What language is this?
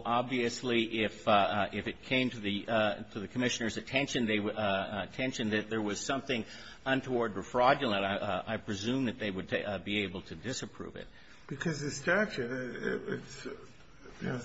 English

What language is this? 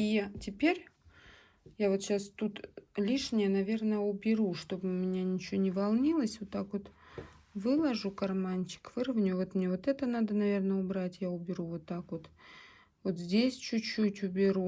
Russian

